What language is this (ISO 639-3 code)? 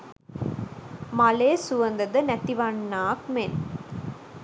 sin